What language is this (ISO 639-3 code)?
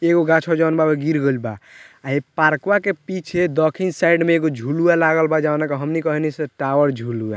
bho